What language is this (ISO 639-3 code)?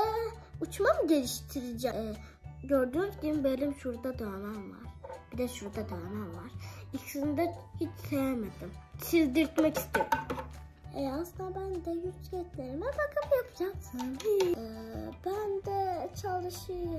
tur